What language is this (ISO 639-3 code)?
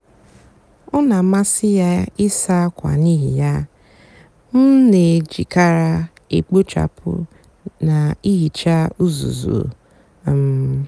ibo